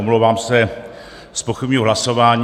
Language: Czech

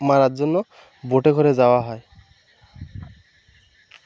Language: Bangla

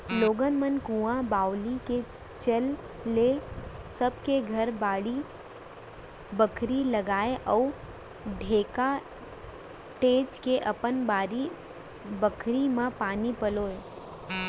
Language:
Chhattisgarhi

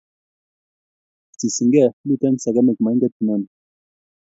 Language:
Kalenjin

